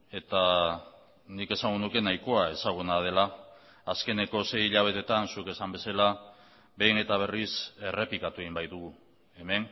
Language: Basque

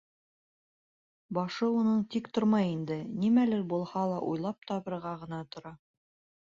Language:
Bashkir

